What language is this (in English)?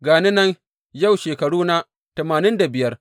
Hausa